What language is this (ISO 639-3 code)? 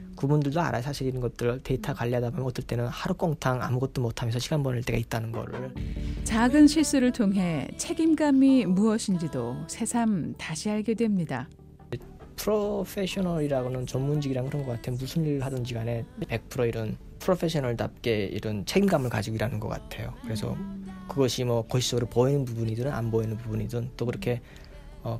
kor